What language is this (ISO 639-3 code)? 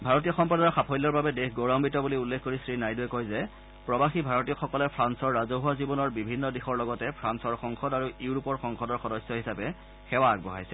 asm